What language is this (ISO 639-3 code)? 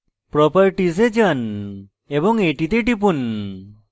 ben